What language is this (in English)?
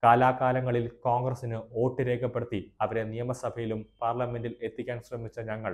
Arabic